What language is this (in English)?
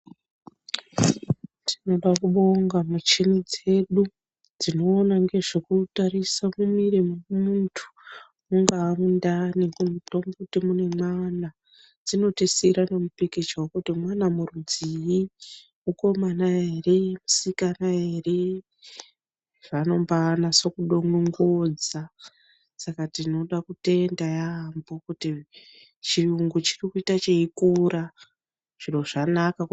Ndau